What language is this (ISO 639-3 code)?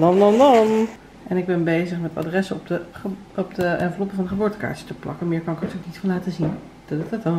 nld